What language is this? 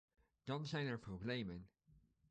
Dutch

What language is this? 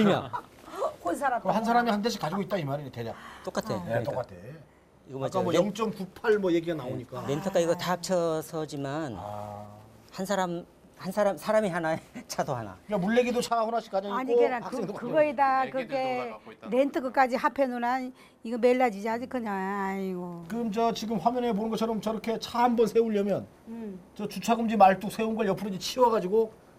Korean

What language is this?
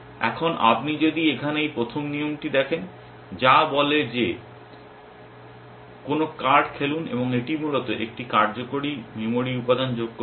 Bangla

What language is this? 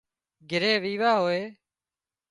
Wadiyara Koli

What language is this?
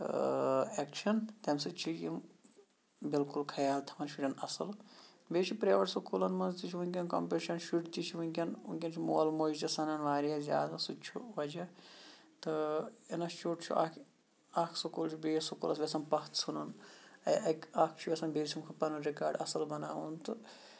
Kashmiri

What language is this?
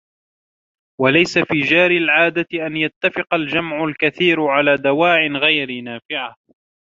Arabic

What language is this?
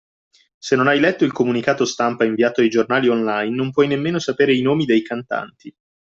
Italian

